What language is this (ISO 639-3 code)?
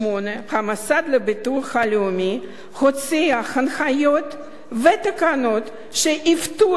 heb